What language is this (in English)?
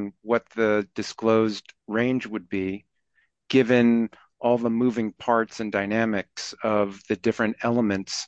English